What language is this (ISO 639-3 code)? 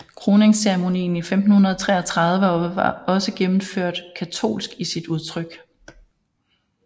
dan